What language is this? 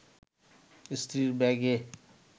Bangla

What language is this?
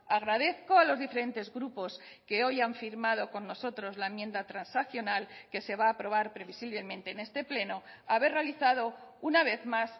Spanish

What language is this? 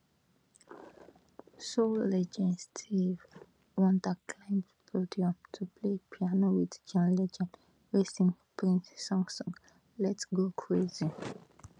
Nigerian Pidgin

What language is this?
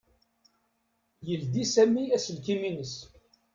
Kabyle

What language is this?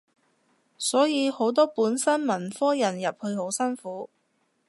Cantonese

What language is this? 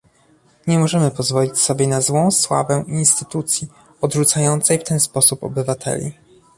Polish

